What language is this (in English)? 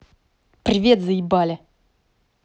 Russian